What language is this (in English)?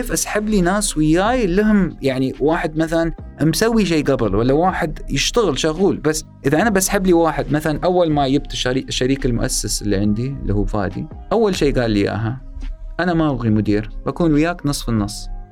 Arabic